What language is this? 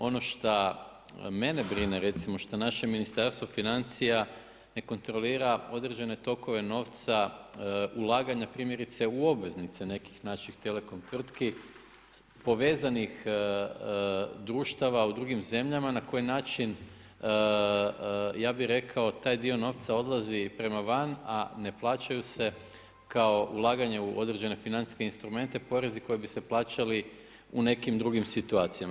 Croatian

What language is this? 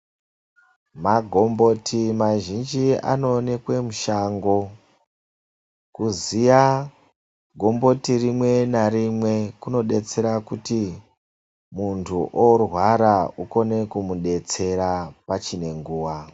Ndau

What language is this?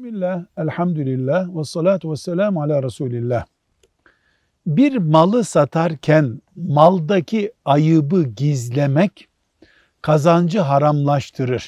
Turkish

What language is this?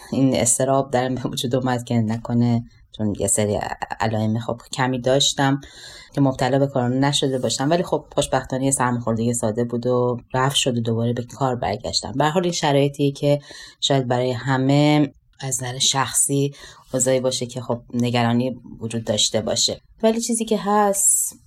Persian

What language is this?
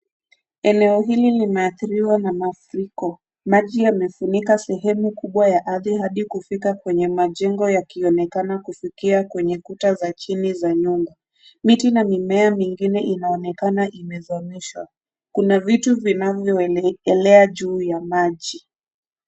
Swahili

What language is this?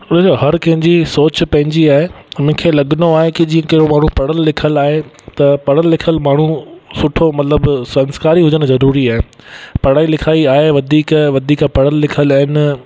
Sindhi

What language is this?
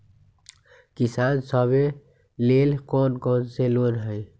Magahi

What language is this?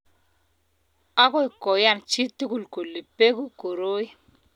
Kalenjin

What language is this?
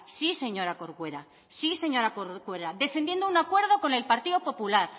Spanish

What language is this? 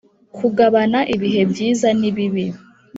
Kinyarwanda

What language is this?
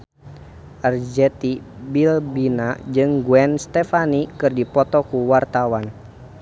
Sundanese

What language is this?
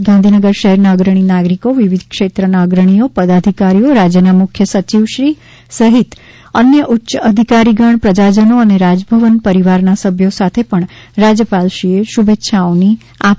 Gujarati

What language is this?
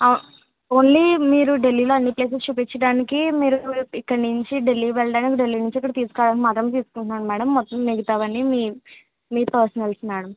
Telugu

